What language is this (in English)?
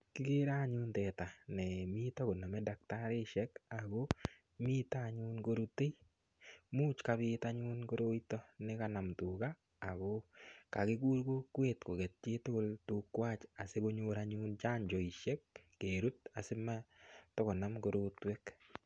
Kalenjin